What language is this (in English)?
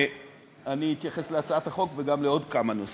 Hebrew